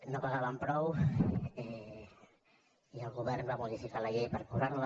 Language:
Catalan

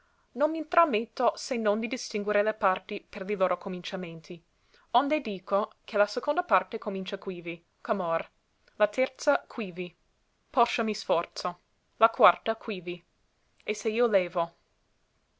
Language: Italian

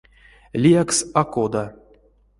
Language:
Erzya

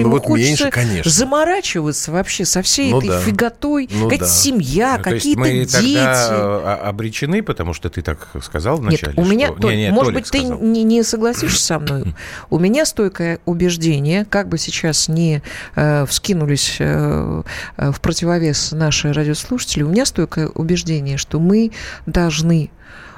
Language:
Russian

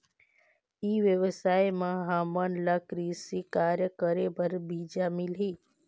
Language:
Chhattisgarhi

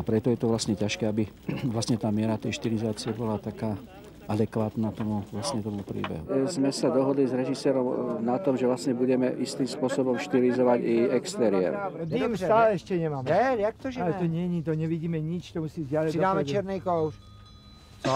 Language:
Czech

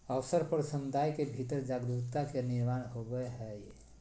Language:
Magahi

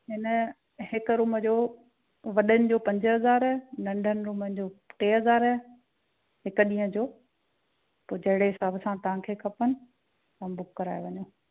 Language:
Sindhi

